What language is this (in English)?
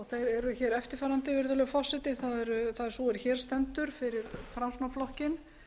Icelandic